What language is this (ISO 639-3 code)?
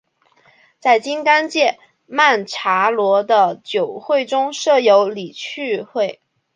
zho